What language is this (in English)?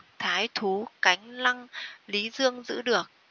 Vietnamese